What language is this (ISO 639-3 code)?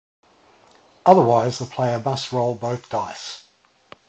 eng